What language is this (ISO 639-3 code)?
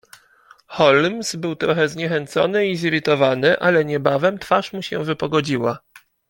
pol